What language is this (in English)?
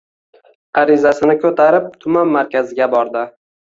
Uzbek